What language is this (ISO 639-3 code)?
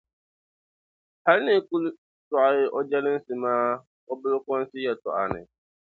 dag